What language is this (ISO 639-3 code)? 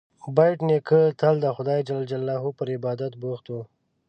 pus